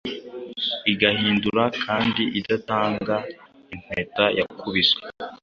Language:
Kinyarwanda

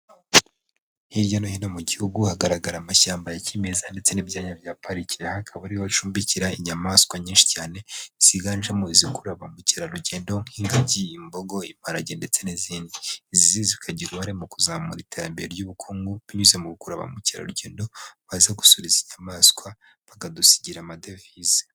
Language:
Kinyarwanda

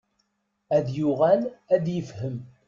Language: Kabyle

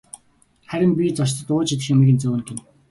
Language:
Mongolian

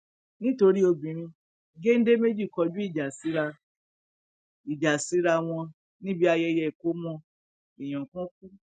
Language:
Yoruba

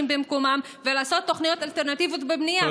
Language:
Hebrew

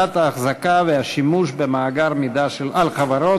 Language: Hebrew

